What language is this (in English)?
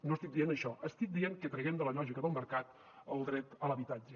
Catalan